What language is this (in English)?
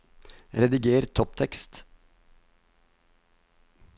Norwegian